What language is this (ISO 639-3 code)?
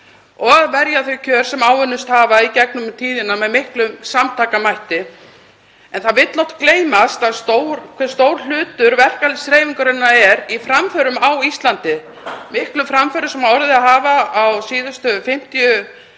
isl